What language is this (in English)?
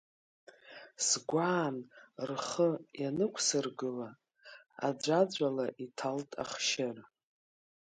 Abkhazian